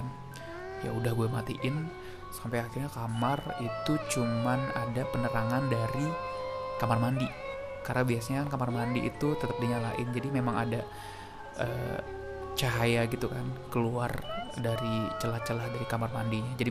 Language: Indonesian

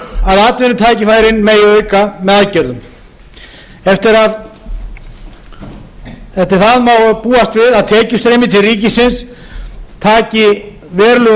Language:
Icelandic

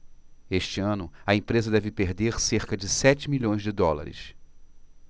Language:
Portuguese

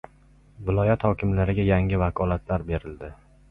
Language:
Uzbek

